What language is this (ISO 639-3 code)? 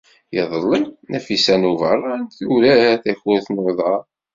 kab